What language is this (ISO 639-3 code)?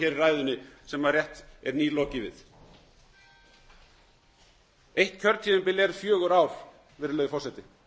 isl